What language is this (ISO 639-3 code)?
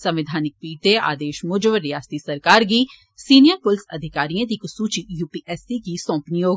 doi